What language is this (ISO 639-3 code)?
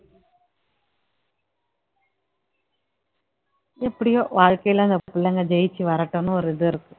tam